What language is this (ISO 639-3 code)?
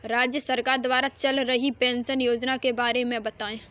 hin